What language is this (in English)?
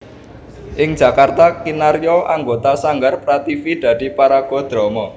Javanese